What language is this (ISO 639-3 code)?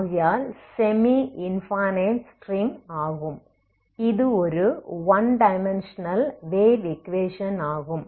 tam